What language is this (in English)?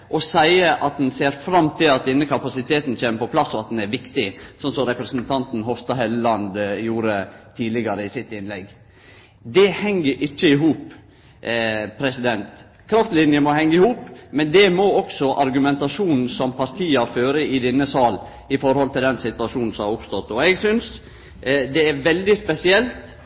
Norwegian Nynorsk